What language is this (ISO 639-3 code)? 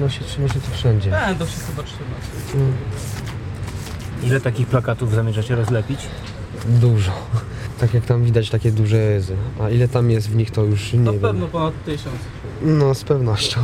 pol